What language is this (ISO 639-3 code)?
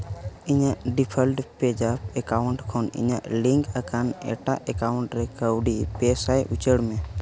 sat